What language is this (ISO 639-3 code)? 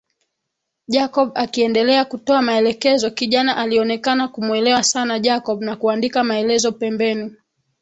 swa